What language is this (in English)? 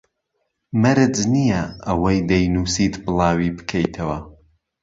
Central Kurdish